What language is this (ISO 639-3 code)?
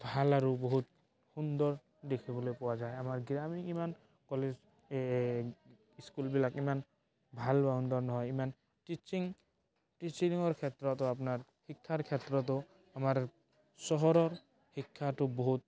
asm